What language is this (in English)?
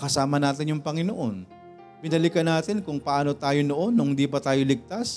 Filipino